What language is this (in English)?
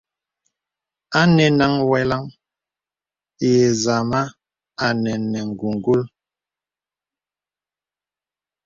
Bebele